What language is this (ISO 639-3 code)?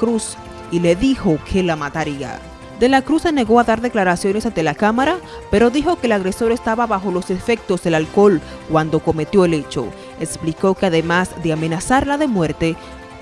spa